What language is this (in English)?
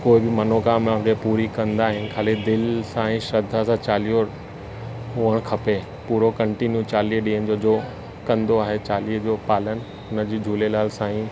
Sindhi